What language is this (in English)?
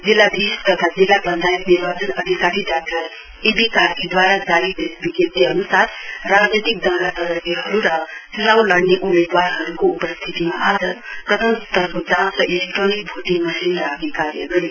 Nepali